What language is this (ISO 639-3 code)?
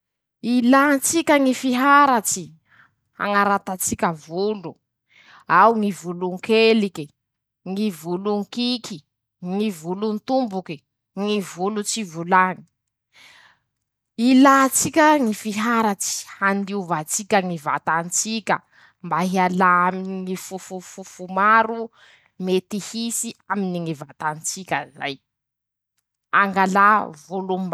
msh